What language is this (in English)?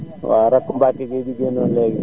Wolof